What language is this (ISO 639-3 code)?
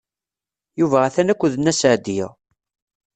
kab